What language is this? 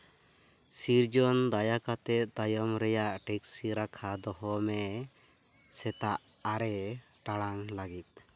Santali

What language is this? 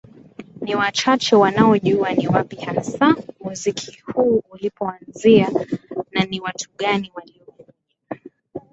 Swahili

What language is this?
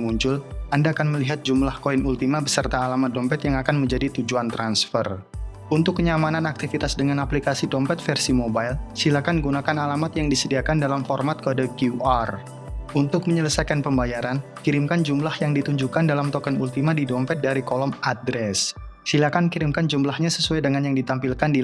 Indonesian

